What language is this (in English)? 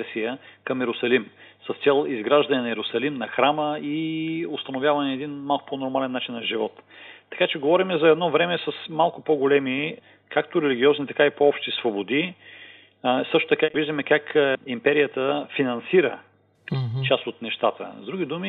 Bulgarian